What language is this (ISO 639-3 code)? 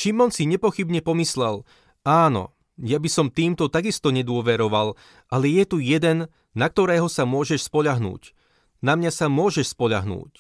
slk